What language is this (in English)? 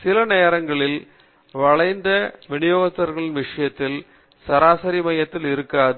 Tamil